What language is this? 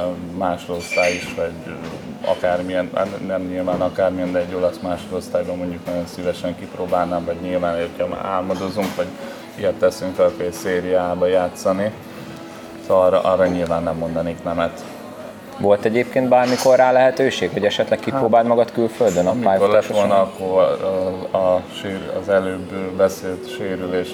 Hungarian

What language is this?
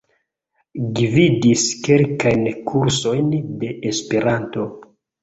Esperanto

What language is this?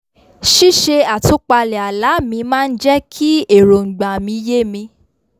Yoruba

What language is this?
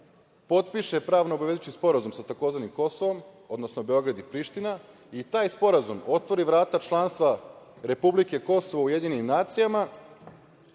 Serbian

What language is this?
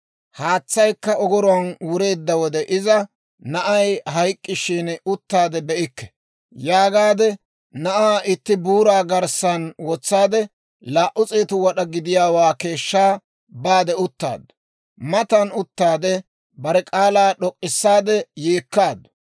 Dawro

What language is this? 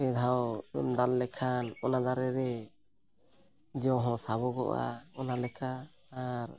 Santali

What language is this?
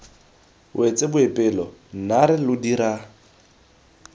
Tswana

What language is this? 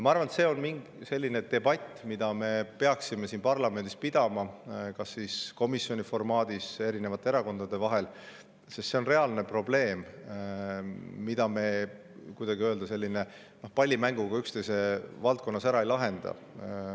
Estonian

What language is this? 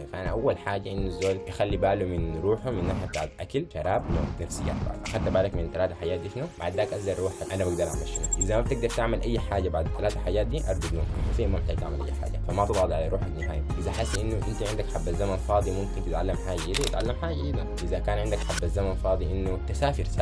Arabic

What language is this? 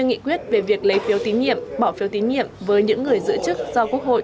Vietnamese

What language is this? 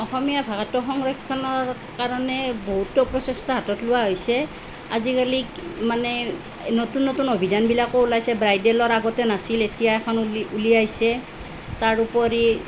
Assamese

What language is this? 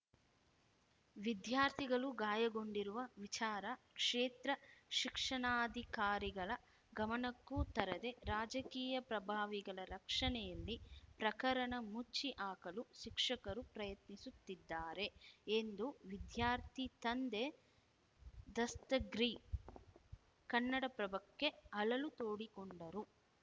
Kannada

